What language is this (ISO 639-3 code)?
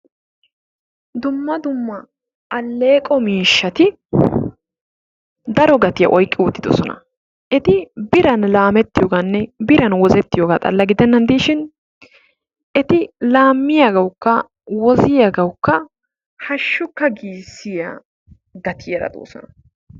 wal